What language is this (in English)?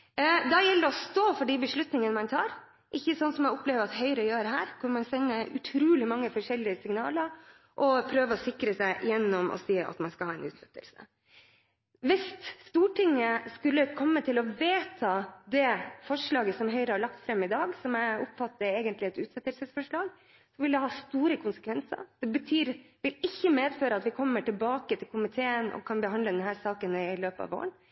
Norwegian Bokmål